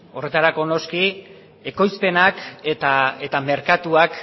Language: Basque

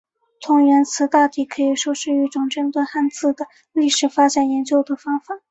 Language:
Chinese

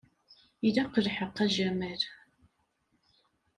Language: Kabyle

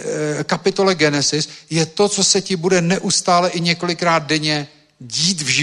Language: Czech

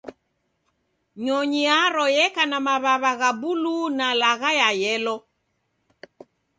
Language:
Taita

